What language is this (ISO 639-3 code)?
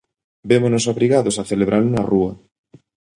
glg